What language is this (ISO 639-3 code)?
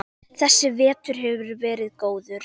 isl